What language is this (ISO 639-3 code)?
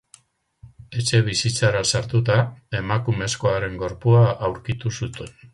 eus